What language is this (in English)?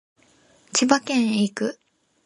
Japanese